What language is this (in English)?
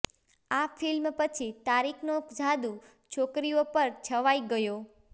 Gujarati